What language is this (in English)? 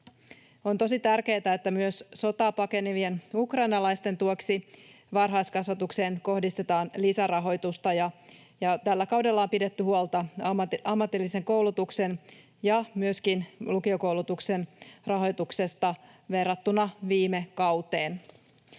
Finnish